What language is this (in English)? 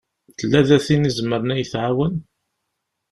Kabyle